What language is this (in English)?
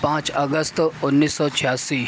Urdu